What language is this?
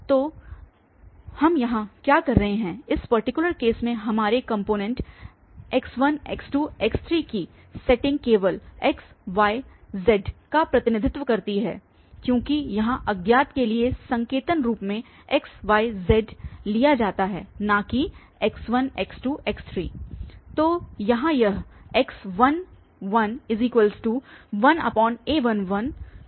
Hindi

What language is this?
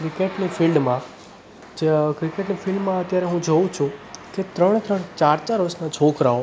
Gujarati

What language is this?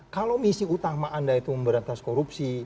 Indonesian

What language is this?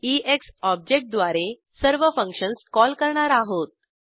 Marathi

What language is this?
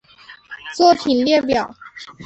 Chinese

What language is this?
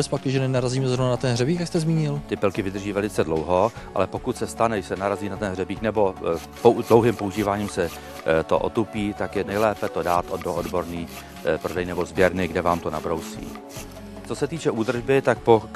Czech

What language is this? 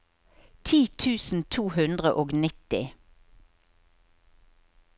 Norwegian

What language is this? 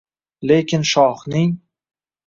Uzbek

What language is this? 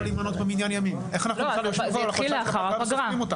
Hebrew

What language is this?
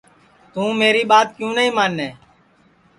Sansi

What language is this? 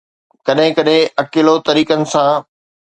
Sindhi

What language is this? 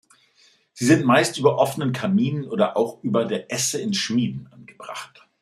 German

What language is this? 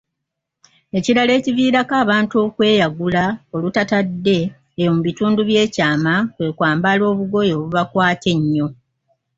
Ganda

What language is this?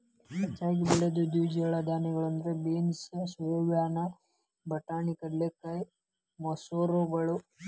Kannada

